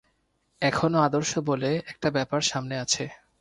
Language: Bangla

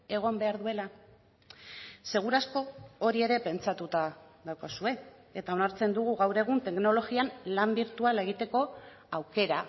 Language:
Basque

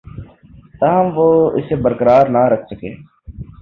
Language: Urdu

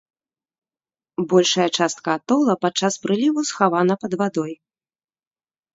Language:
Belarusian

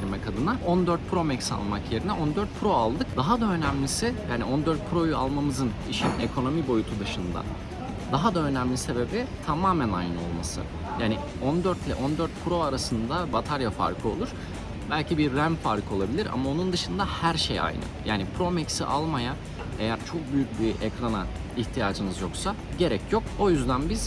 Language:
Turkish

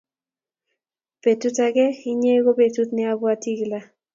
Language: Kalenjin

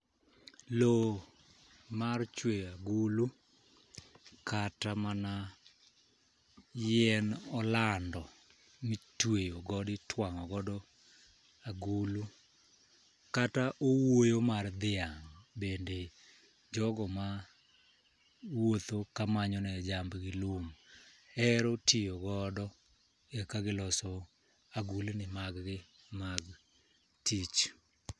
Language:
Luo (Kenya and Tanzania)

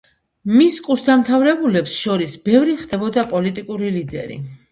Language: Georgian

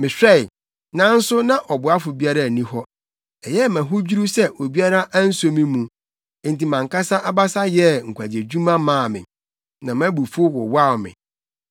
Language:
Akan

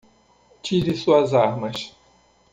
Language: Portuguese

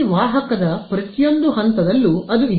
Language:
Kannada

